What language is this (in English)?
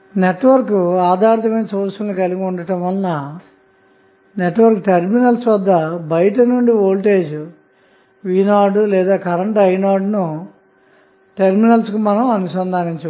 Telugu